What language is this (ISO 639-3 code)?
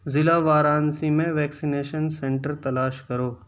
urd